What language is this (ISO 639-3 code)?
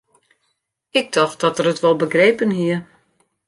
fry